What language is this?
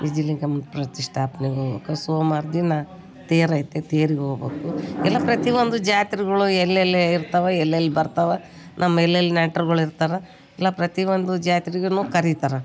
Kannada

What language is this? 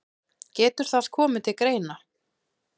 Icelandic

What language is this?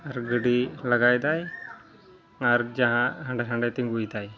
Santali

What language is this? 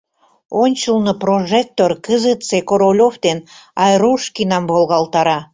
Mari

